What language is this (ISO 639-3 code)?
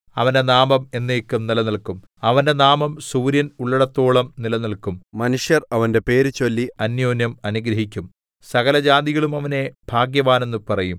mal